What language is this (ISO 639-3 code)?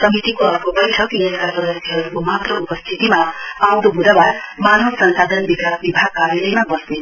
nep